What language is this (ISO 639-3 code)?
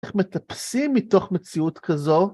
heb